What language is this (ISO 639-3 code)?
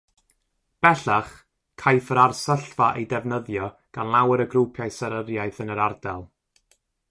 cym